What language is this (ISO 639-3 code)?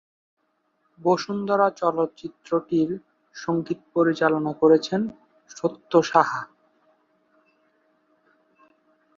ben